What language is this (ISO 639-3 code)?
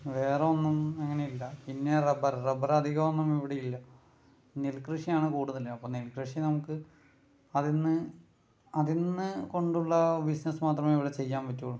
mal